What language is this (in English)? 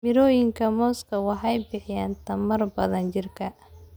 Somali